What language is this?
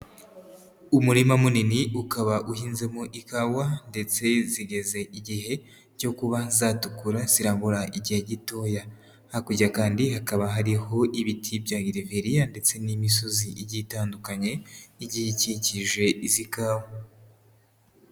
Kinyarwanda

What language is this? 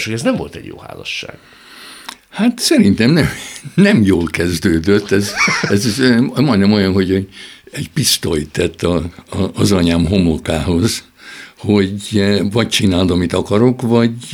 Hungarian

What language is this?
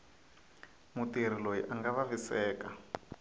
Tsonga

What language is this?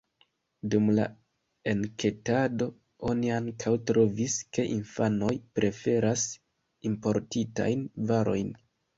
Esperanto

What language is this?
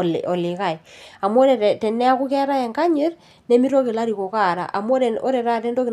Masai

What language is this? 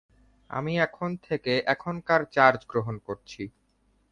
Bangla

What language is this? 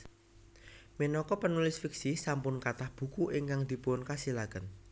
Javanese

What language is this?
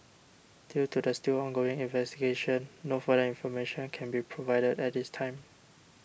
English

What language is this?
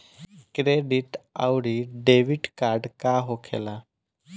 Bhojpuri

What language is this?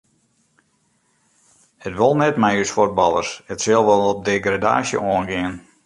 Western Frisian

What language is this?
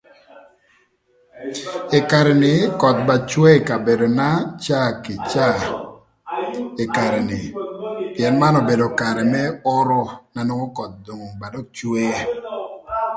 Thur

